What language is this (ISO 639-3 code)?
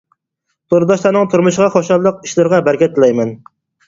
uig